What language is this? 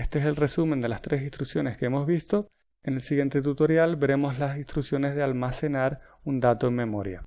Spanish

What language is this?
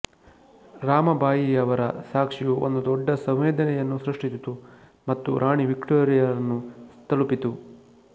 Kannada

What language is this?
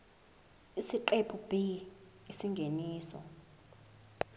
Zulu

